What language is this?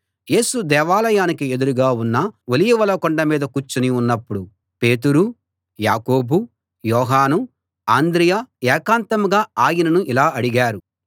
Telugu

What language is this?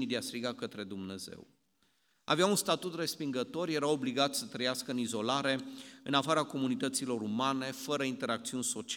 Romanian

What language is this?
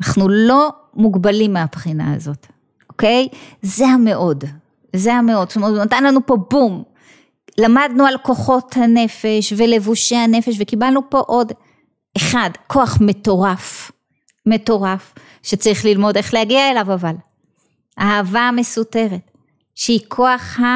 Hebrew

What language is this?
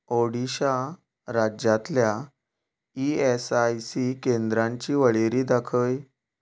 Konkani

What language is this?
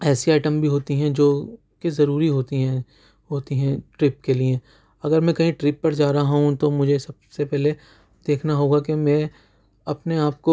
Urdu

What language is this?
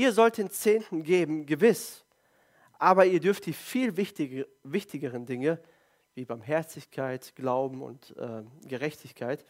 German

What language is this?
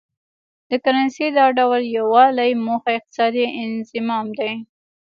Pashto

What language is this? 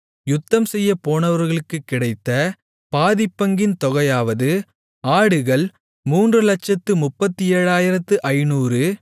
Tamil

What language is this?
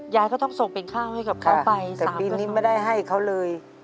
Thai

